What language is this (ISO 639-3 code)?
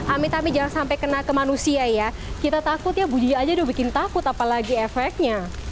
ind